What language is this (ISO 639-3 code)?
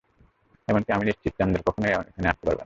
ben